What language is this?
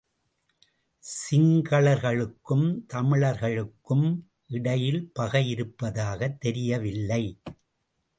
Tamil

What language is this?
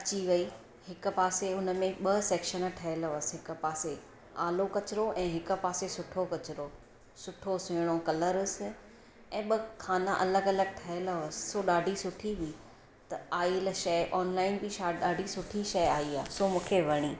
Sindhi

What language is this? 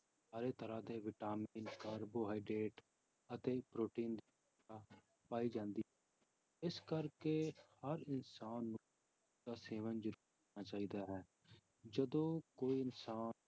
Punjabi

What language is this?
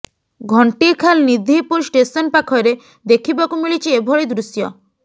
Odia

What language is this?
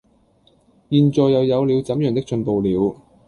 Cantonese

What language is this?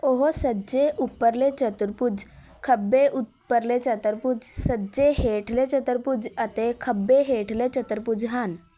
Punjabi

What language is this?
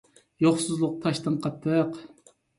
Uyghur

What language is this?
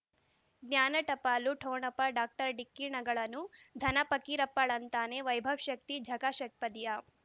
Kannada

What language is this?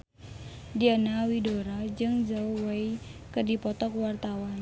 Sundanese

